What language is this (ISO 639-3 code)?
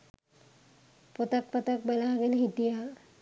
sin